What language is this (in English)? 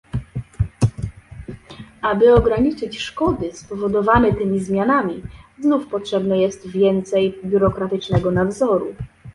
Polish